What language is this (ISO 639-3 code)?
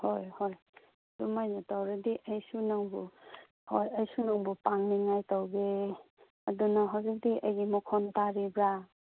mni